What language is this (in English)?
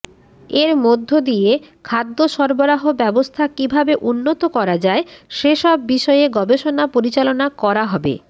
Bangla